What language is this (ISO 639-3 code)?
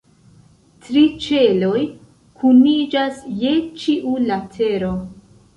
epo